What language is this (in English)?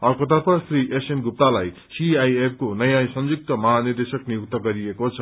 Nepali